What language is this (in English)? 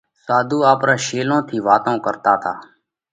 Parkari Koli